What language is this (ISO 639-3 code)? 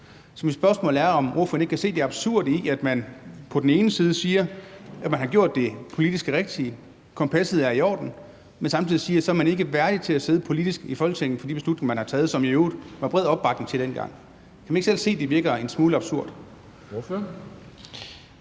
dan